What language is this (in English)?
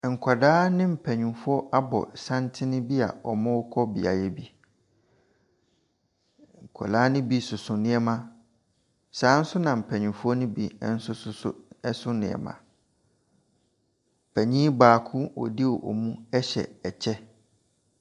Akan